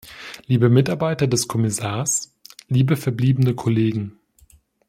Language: German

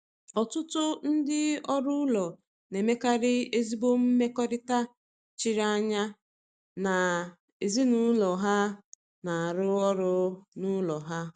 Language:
Igbo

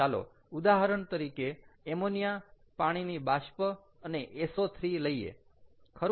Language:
Gujarati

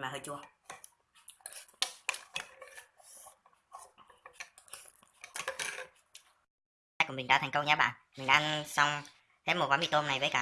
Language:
Vietnamese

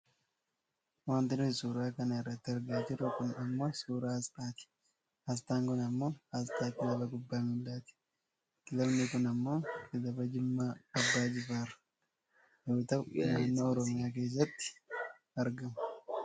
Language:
Oromo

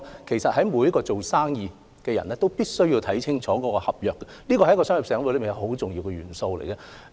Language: Cantonese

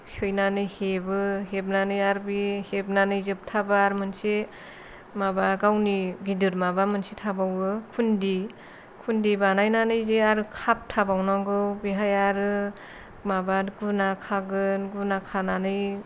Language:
Bodo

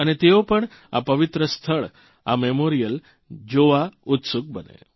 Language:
Gujarati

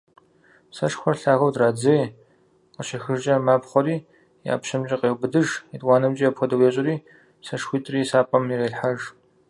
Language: Kabardian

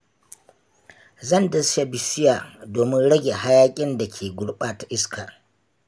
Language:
Hausa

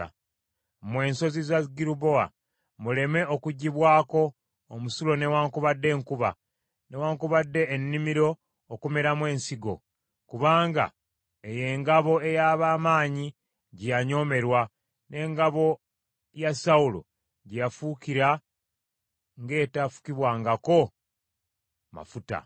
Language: Ganda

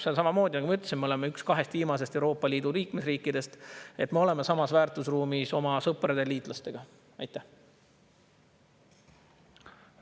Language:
Estonian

